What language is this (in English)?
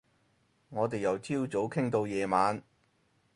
Cantonese